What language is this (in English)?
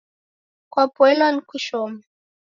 Taita